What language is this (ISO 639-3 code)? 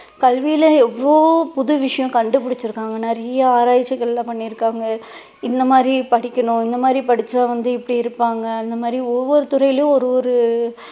tam